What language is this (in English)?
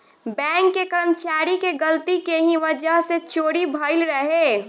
Bhojpuri